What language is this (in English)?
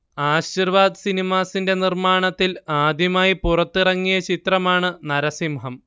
Malayalam